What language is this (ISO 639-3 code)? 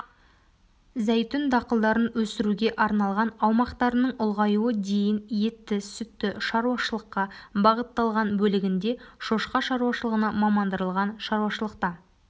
kaz